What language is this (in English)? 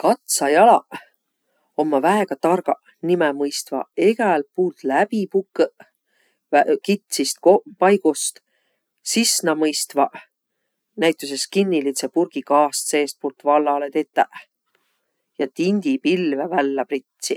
Võro